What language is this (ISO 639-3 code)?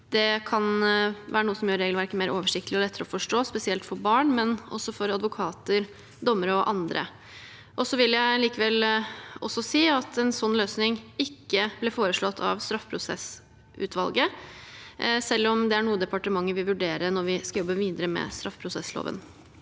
nor